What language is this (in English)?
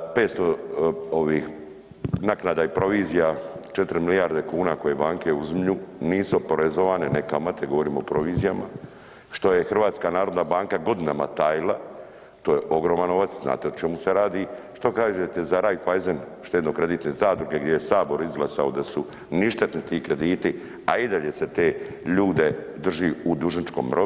Croatian